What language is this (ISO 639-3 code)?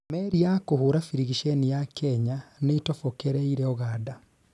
kik